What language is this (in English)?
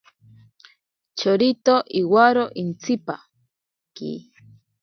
Ashéninka Perené